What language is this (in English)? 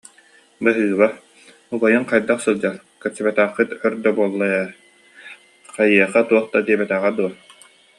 Yakut